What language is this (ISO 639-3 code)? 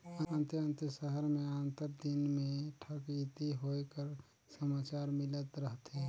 hne